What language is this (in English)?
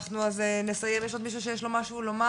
Hebrew